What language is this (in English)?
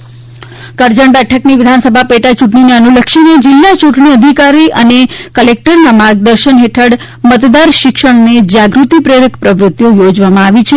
Gujarati